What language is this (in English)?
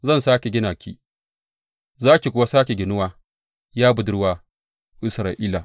Hausa